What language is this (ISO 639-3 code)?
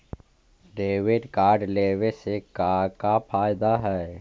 mag